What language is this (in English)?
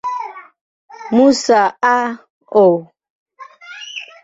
Swahili